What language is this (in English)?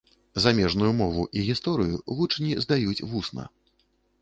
Belarusian